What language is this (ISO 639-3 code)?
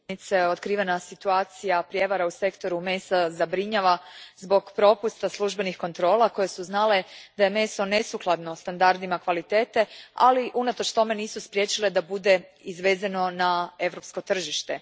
hrv